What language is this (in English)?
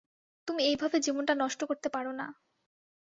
Bangla